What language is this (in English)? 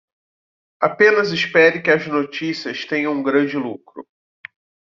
Portuguese